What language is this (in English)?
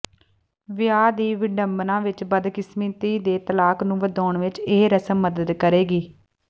Punjabi